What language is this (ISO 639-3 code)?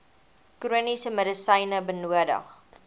afr